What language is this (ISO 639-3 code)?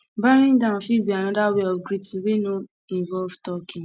pcm